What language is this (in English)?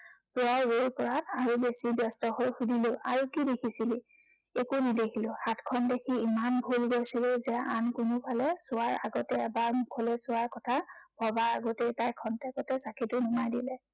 Assamese